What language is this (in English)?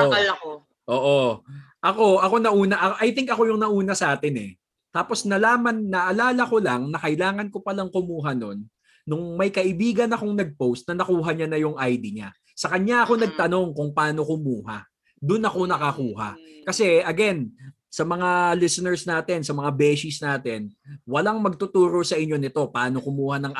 Filipino